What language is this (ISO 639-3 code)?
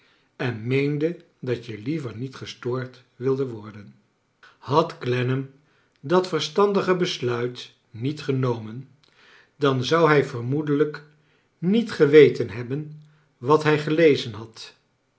nld